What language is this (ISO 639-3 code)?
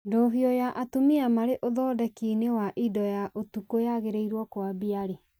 kik